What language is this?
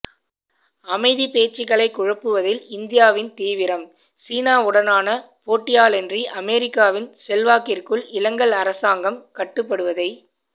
Tamil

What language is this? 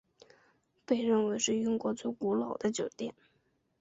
Chinese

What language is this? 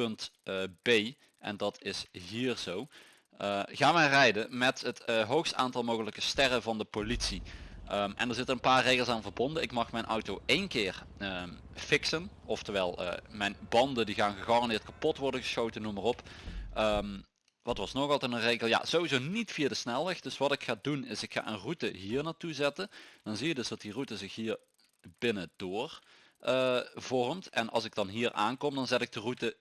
Dutch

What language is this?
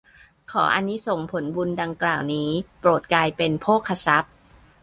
Thai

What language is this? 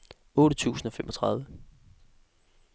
Danish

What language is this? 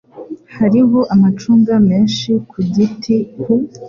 Kinyarwanda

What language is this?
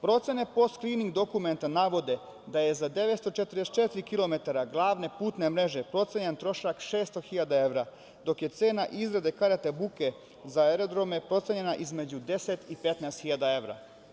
Serbian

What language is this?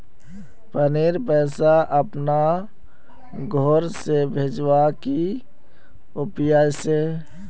Magahi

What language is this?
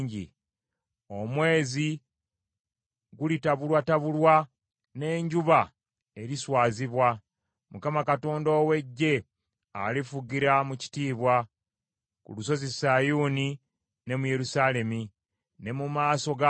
Ganda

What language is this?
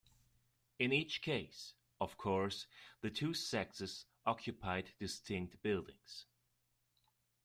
English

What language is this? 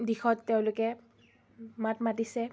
Assamese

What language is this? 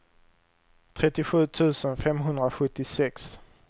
Swedish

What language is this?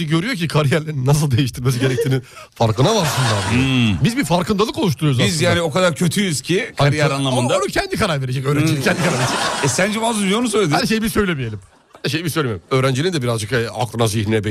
Turkish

